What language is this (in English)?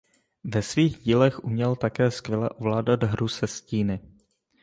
Czech